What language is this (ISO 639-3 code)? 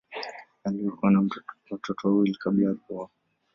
swa